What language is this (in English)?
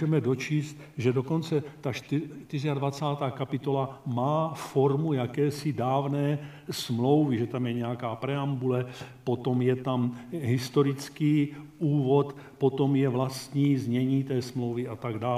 Czech